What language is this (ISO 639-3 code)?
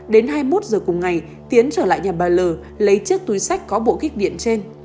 vie